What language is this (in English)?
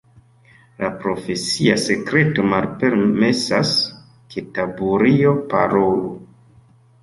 Esperanto